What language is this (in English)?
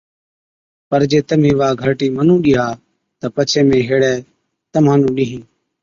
Od